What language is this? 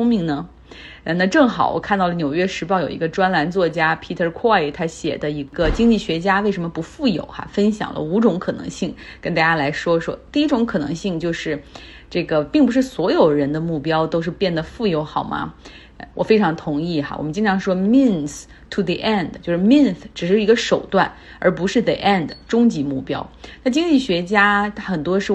Chinese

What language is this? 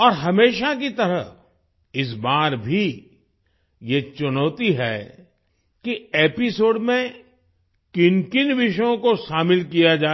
Hindi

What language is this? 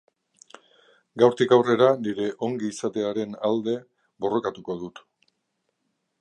Basque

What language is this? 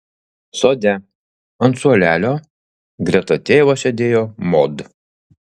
Lithuanian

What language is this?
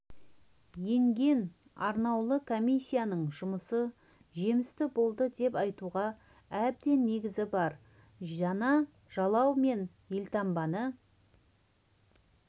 Kazakh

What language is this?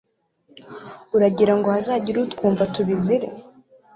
Kinyarwanda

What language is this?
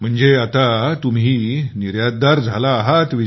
Marathi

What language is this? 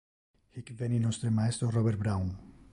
Interlingua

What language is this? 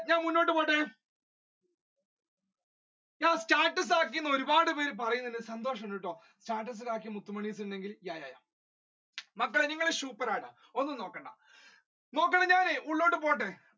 Malayalam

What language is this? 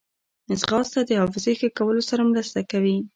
Pashto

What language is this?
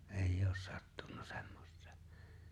Finnish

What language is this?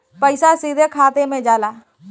Bhojpuri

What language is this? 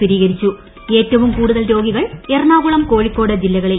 Malayalam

